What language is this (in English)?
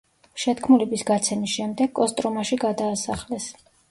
Georgian